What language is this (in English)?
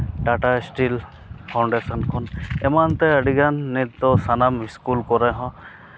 Santali